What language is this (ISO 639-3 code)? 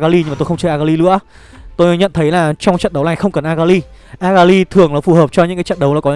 vie